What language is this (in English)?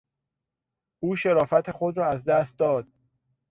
Persian